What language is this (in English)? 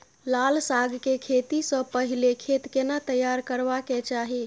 Maithili